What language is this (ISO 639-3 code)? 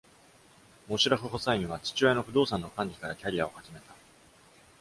jpn